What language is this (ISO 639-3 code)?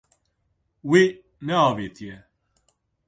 kur